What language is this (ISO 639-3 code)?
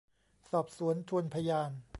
tha